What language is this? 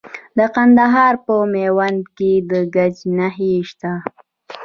Pashto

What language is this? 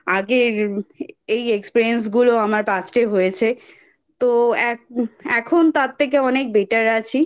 Bangla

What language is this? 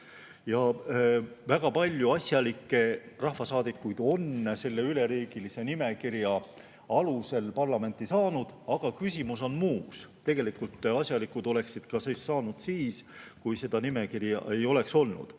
Estonian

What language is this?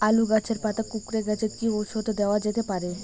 Bangla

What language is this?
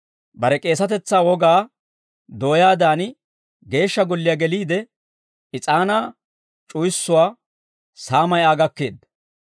Dawro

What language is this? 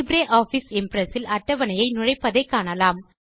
Tamil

